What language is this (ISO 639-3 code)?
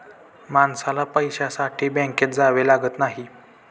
mar